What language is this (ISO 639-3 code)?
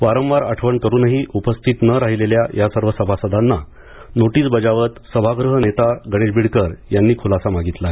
mar